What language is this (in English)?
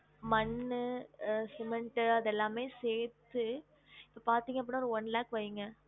Tamil